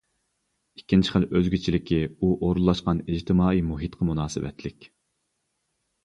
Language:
Uyghur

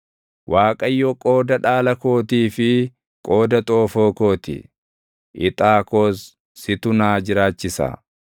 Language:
Oromo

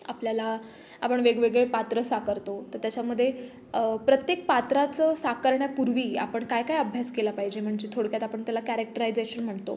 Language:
Marathi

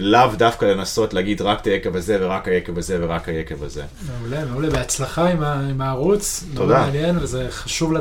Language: Hebrew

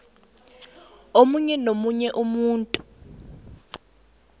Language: South Ndebele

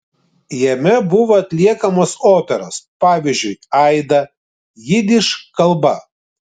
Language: Lithuanian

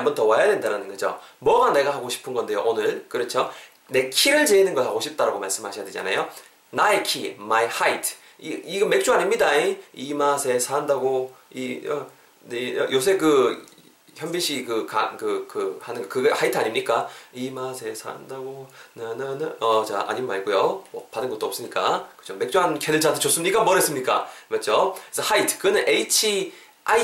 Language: Korean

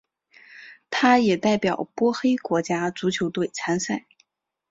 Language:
Chinese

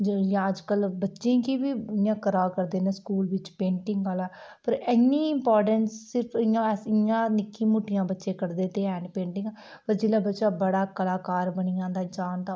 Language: Dogri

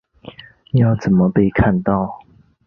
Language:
Chinese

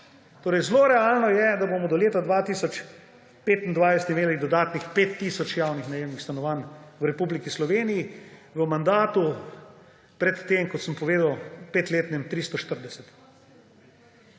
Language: Slovenian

